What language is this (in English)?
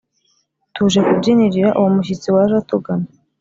Kinyarwanda